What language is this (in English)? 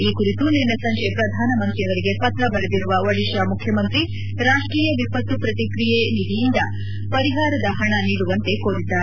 Kannada